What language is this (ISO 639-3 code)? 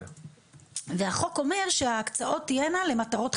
heb